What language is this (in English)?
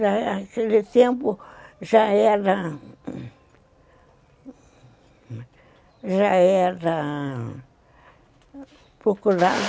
Portuguese